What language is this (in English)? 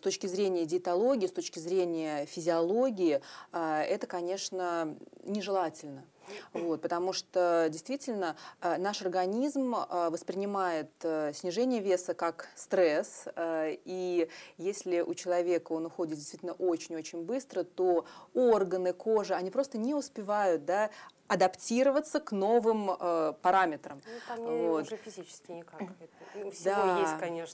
Russian